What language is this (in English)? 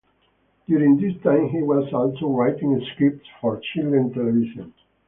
English